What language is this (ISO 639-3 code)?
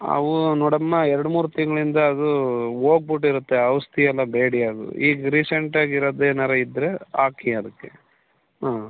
kan